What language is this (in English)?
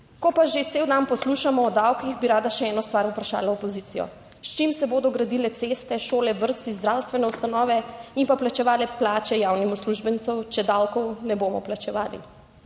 Slovenian